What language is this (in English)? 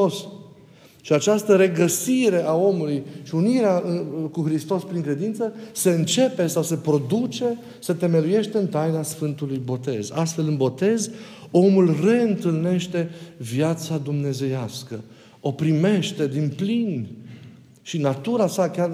Romanian